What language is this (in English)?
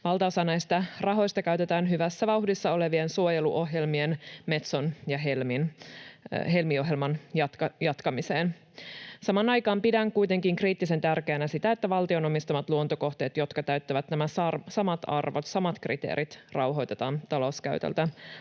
Finnish